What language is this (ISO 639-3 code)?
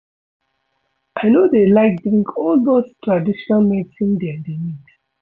pcm